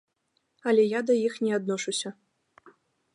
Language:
Belarusian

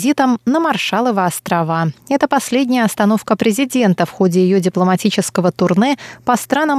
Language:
Russian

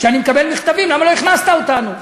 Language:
Hebrew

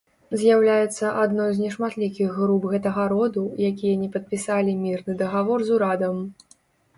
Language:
Belarusian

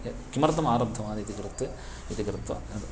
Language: Sanskrit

